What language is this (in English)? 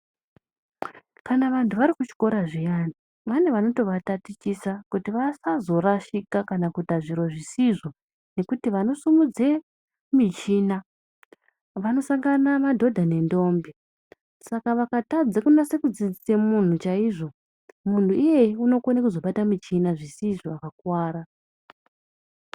Ndau